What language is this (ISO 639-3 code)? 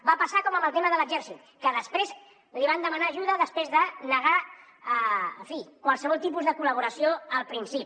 cat